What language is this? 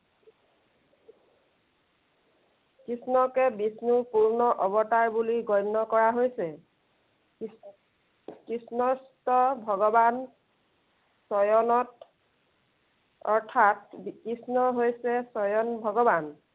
Assamese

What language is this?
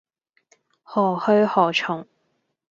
Cantonese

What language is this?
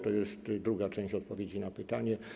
Polish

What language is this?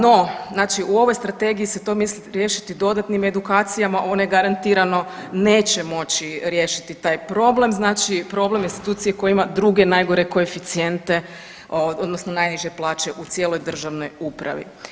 Croatian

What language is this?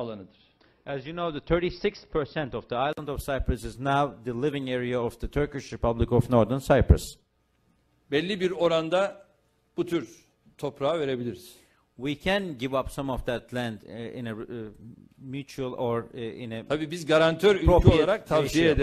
Turkish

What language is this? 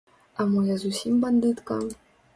Belarusian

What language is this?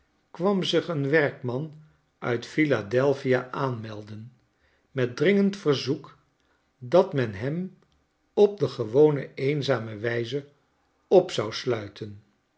Dutch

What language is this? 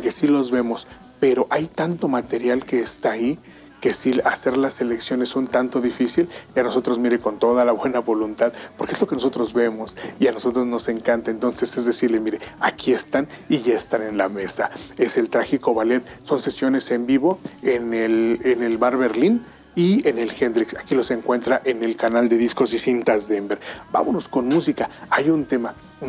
Spanish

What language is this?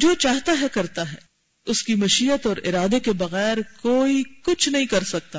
Urdu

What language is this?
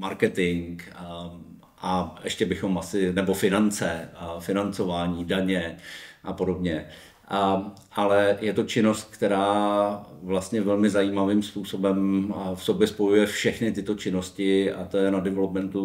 Czech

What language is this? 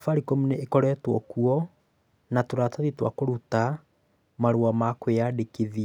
Kikuyu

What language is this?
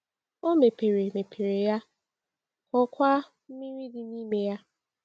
Igbo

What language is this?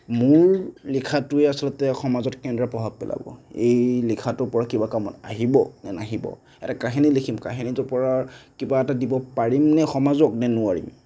Assamese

